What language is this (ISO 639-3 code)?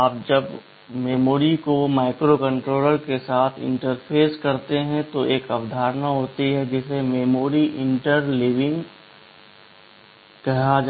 hin